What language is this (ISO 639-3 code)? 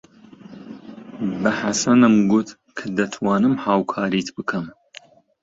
ckb